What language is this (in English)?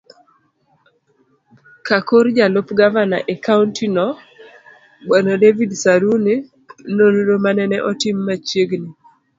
Luo (Kenya and Tanzania)